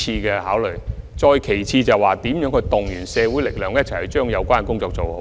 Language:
Cantonese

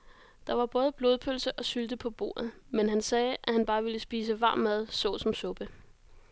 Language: Danish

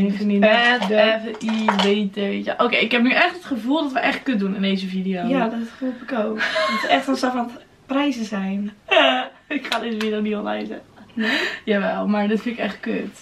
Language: Dutch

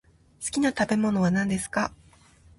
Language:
Japanese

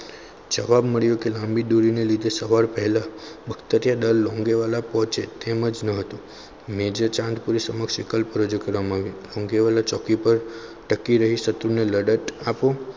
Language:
Gujarati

